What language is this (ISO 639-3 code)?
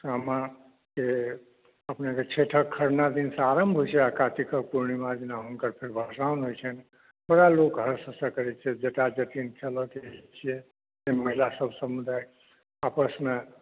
mai